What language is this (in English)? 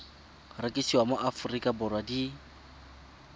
Tswana